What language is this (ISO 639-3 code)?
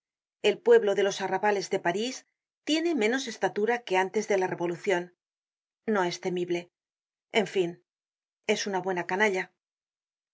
spa